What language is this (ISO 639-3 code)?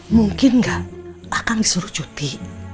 ind